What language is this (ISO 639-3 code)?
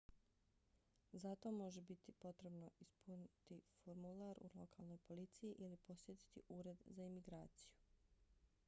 bos